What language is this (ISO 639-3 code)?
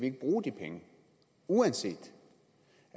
dan